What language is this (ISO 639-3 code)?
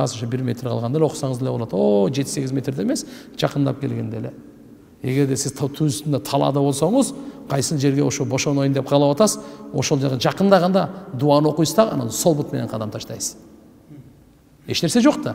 tur